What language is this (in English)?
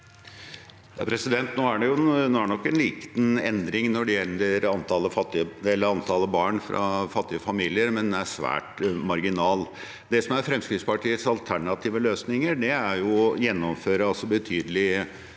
Norwegian